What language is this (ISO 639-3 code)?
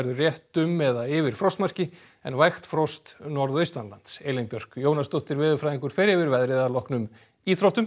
isl